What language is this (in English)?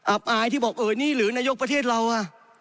Thai